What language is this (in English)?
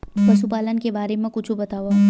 Chhattisgarhi